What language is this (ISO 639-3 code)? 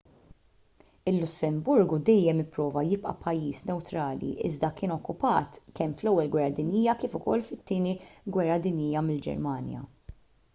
mlt